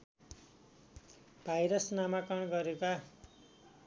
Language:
Nepali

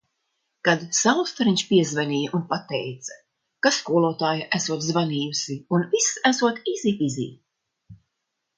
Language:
Latvian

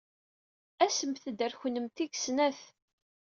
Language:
Kabyle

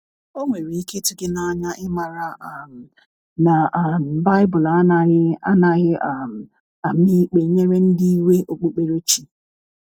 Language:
Igbo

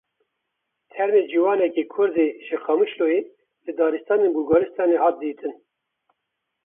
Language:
Kurdish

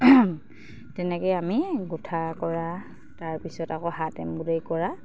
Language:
Assamese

